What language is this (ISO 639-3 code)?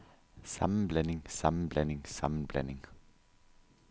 dan